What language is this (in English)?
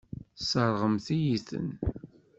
Kabyle